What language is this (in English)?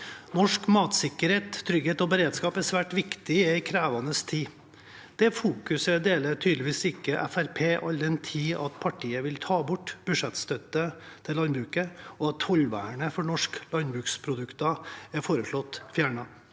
Norwegian